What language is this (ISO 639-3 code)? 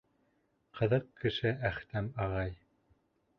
bak